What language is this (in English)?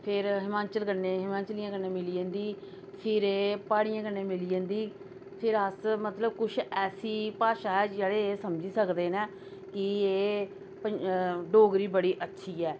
Dogri